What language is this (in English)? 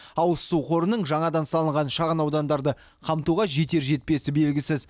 Kazakh